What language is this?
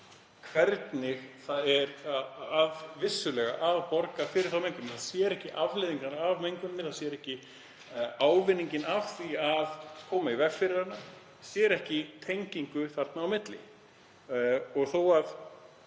Icelandic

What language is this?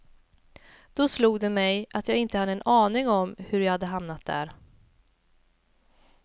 Swedish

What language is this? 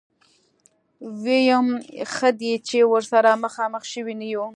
Pashto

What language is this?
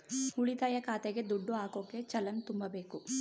Kannada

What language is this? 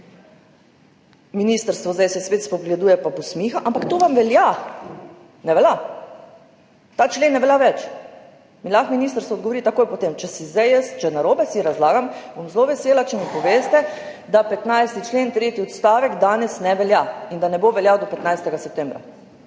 Slovenian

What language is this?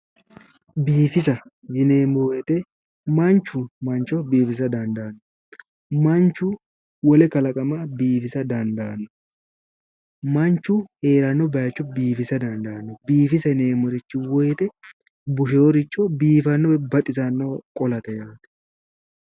Sidamo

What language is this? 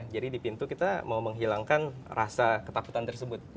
Indonesian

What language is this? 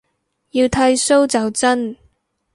Cantonese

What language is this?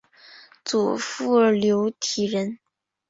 Chinese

